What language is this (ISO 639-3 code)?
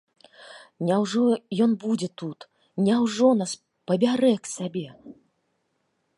bel